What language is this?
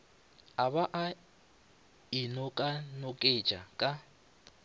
Northern Sotho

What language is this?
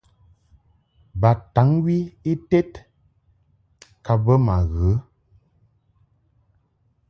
Mungaka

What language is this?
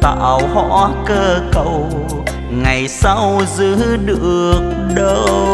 Vietnamese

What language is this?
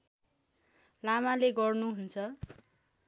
Nepali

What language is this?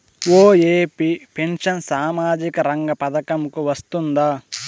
Telugu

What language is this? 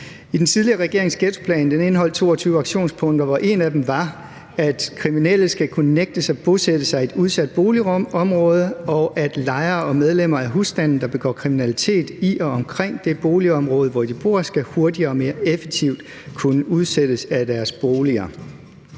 Danish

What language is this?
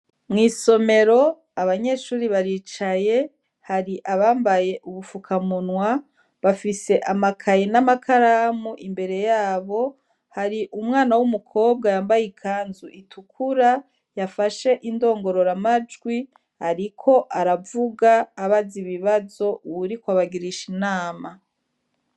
Rundi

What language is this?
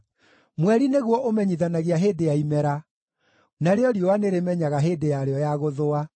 Kikuyu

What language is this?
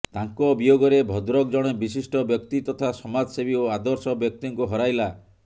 Odia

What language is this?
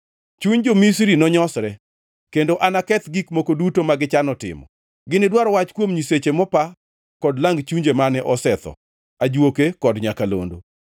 Luo (Kenya and Tanzania)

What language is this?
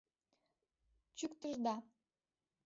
Mari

